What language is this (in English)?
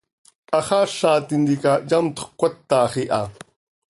Seri